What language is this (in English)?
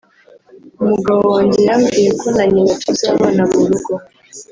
Kinyarwanda